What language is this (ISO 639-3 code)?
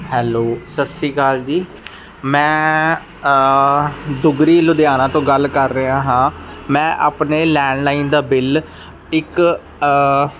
pan